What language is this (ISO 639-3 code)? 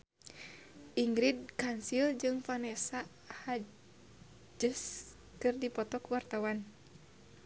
sun